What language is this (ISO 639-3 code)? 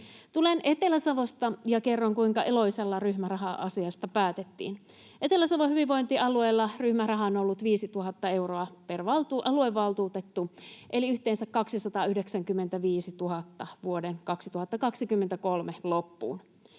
fin